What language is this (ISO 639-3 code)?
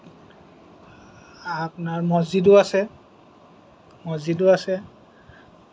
asm